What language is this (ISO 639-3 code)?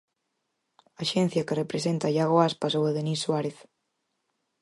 glg